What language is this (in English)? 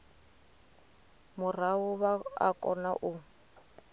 Venda